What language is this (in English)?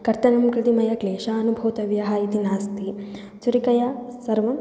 Sanskrit